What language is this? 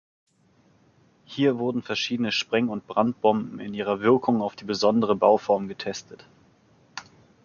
German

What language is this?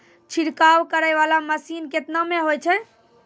Maithili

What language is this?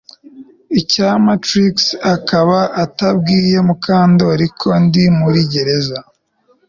Kinyarwanda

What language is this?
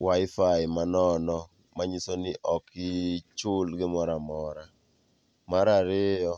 Luo (Kenya and Tanzania)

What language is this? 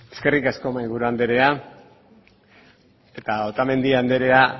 Basque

